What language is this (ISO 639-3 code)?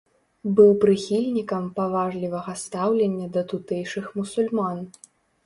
bel